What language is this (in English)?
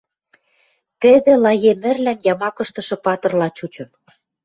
Western Mari